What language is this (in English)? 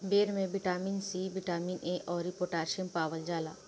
Bhojpuri